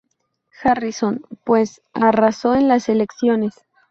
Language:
Spanish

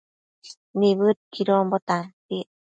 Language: Matsés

